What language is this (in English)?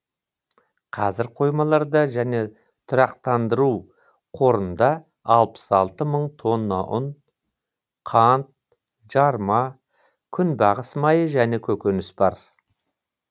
Kazakh